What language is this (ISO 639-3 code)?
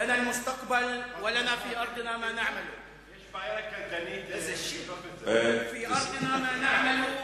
heb